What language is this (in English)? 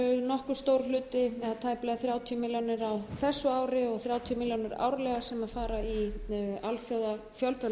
Icelandic